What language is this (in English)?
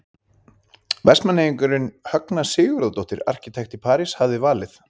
Icelandic